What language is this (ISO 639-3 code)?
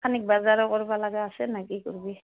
asm